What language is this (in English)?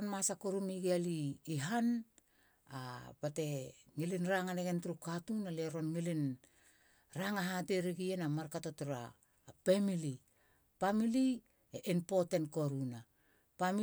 Halia